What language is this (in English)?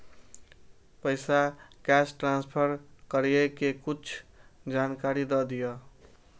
Maithili